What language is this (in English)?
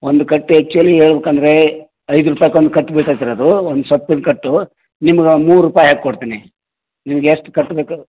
Kannada